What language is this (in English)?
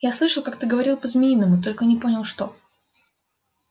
Russian